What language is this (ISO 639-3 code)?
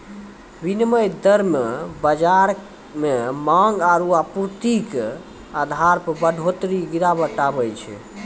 mai